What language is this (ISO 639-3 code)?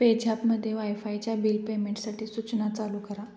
mar